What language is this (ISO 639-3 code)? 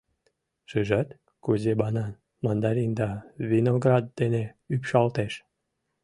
chm